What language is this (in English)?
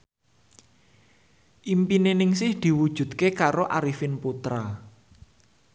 Javanese